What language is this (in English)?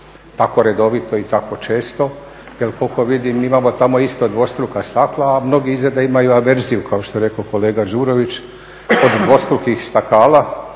Croatian